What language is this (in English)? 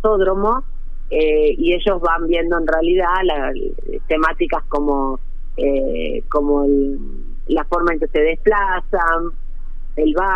Spanish